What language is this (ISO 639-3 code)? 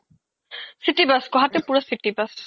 asm